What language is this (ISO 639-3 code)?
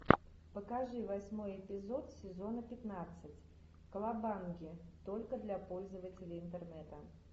rus